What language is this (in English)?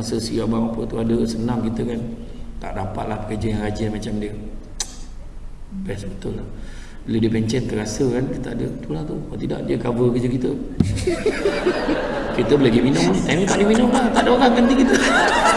Malay